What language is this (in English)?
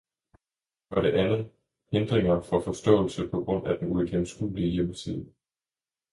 Danish